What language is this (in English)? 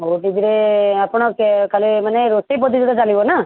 Odia